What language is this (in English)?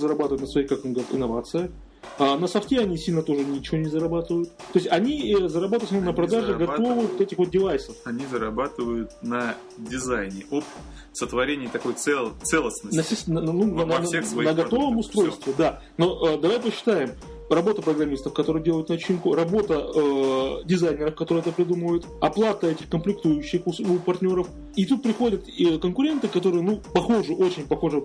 Russian